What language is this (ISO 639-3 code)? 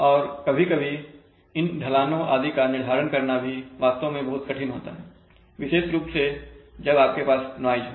hin